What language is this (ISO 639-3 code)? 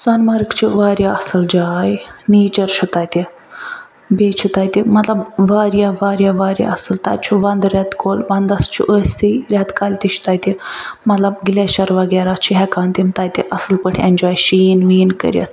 kas